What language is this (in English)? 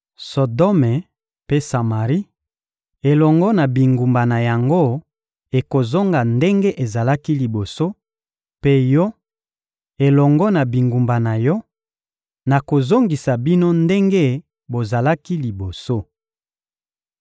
Lingala